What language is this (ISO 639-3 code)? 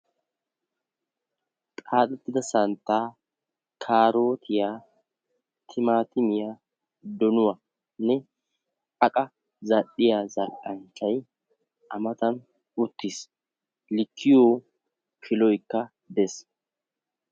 wal